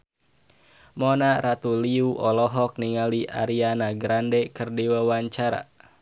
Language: Sundanese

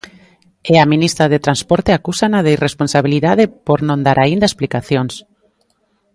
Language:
Galician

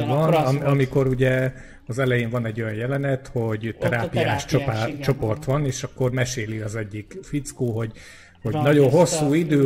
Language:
Hungarian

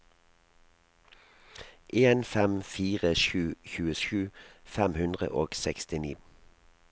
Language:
Norwegian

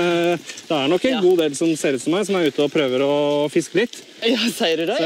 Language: Norwegian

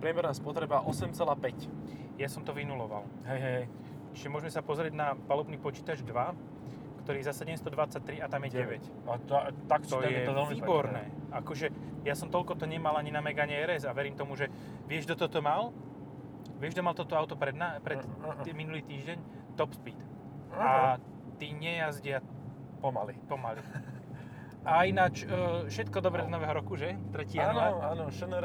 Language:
Slovak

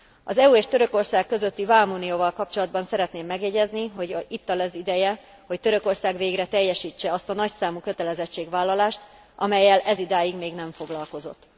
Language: Hungarian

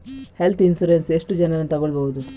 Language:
Kannada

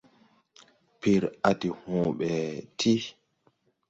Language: Tupuri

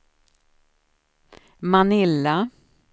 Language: Swedish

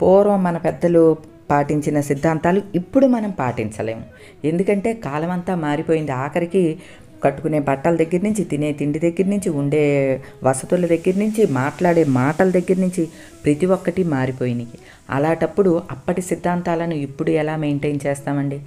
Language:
Telugu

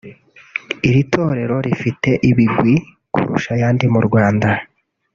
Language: Kinyarwanda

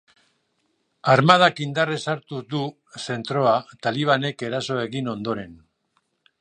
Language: Basque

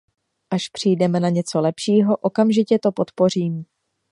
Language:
Czech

